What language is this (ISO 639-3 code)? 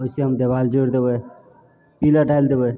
mai